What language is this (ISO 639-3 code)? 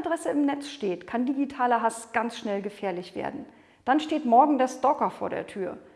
deu